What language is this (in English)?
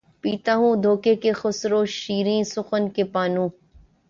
Urdu